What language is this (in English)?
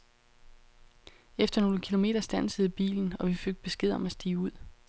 Danish